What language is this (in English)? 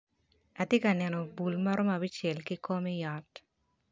Acoli